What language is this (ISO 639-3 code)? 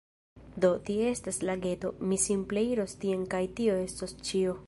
epo